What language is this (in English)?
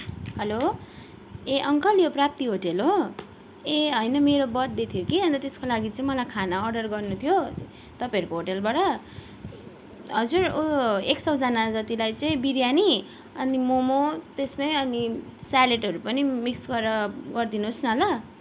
Nepali